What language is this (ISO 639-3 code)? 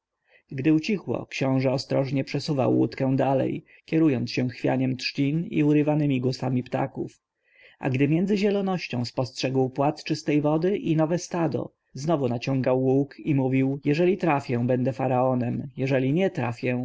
pol